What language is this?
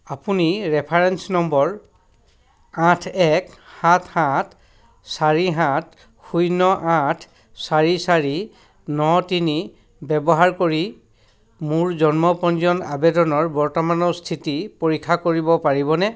Assamese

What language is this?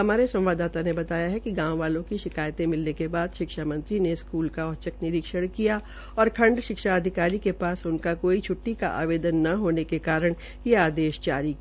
Hindi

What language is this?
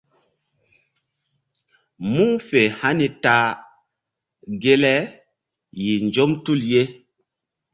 Mbum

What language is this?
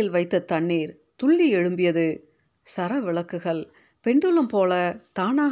Tamil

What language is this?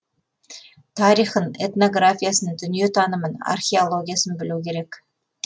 Kazakh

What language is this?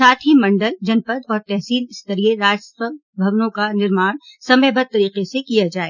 Hindi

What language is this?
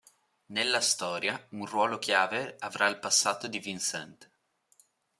Italian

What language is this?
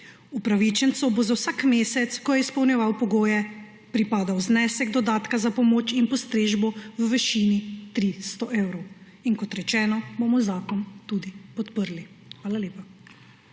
Slovenian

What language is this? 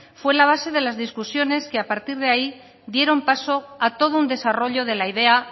Spanish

